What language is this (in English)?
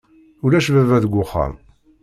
Kabyle